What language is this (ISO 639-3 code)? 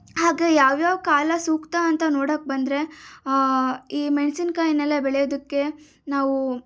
kan